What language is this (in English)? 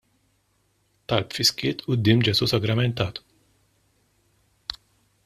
Maltese